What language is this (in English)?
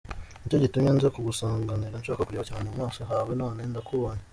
Kinyarwanda